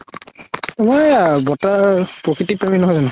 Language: Assamese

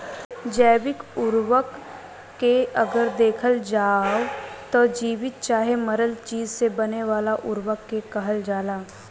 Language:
Bhojpuri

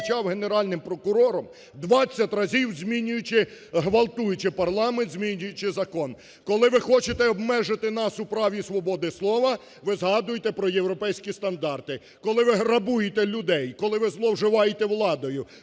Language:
Ukrainian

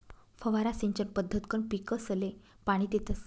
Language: Marathi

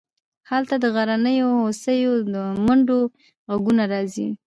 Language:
Pashto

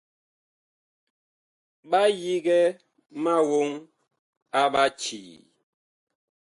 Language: Bakoko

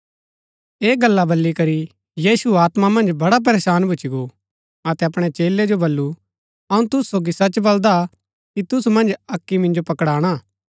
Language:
Gaddi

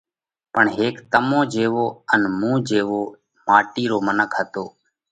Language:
Parkari Koli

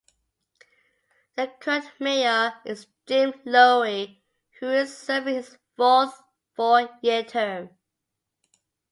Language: English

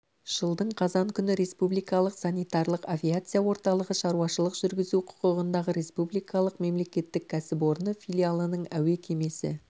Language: Kazakh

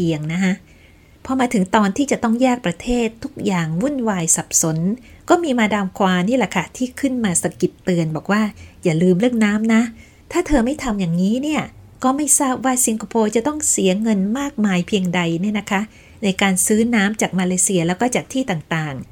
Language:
Thai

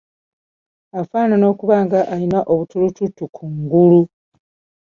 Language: Ganda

